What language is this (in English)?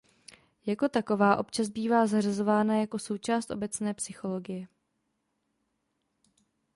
Czech